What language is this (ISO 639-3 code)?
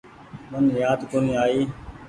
gig